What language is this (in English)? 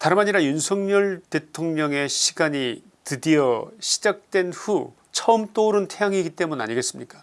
Korean